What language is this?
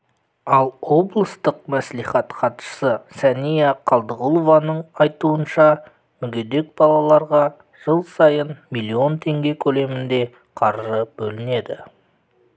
Kazakh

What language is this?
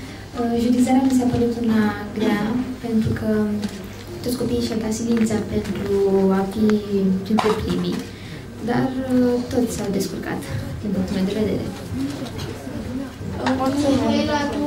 Romanian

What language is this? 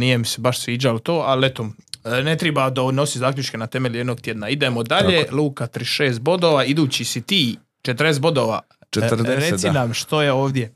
Croatian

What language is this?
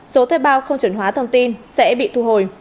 Vietnamese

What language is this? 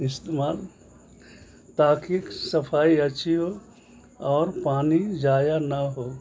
Urdu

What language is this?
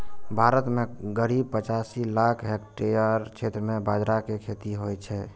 Maithili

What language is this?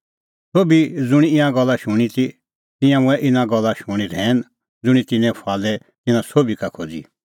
Kullu Pahari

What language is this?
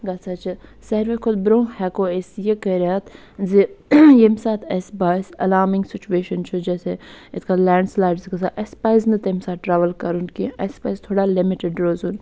Kashmiri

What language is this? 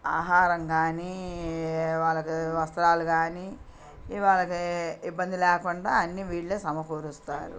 Telugu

